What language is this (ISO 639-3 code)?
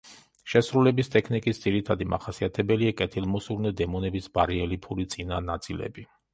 kat